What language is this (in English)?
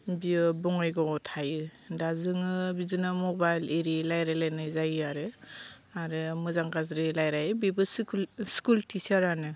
Bodo